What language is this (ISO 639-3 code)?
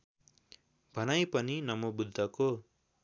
nep